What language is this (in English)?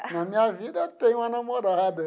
Portuguese